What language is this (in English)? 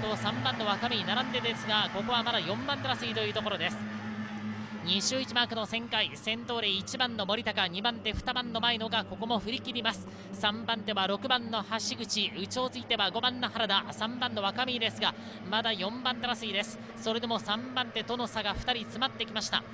Japanese